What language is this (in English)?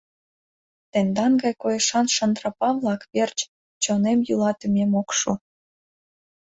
Mari